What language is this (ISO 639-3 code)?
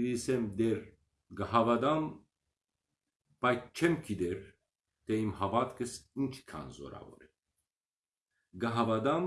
hye